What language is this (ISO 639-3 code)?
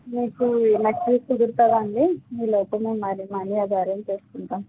tel